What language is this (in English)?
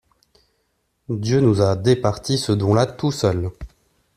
French